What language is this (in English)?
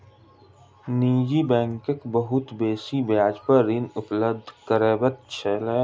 Maithili